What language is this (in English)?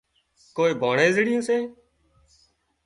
Wadiyara Koli